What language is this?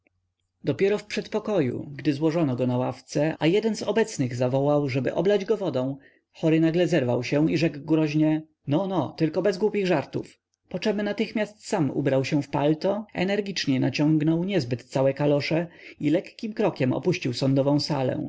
Polish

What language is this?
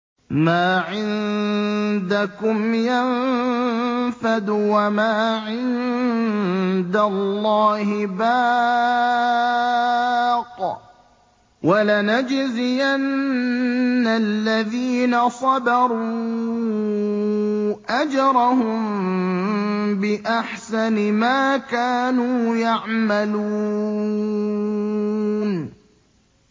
Arabic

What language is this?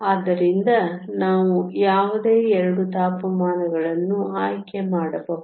Kannada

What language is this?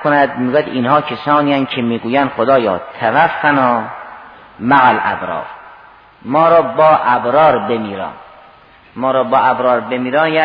Persian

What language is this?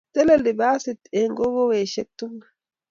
Kalenjin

